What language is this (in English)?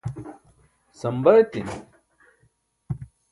Burushaski